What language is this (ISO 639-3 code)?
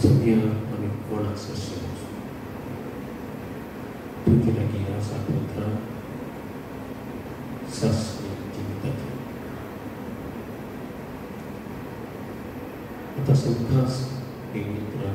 ind